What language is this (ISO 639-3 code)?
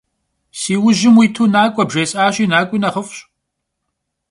kbd